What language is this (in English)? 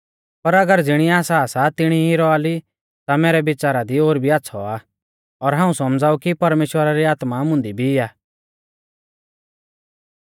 Mahasu Pahari